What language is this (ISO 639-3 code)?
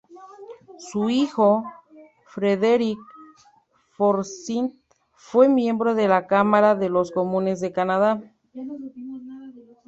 spa